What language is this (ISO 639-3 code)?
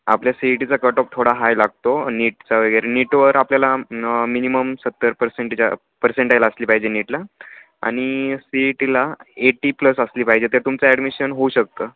mar